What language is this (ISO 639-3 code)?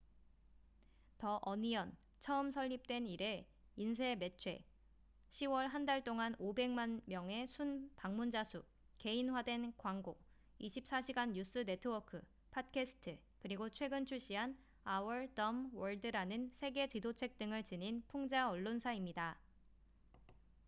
kor